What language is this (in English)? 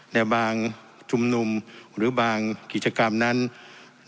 Thai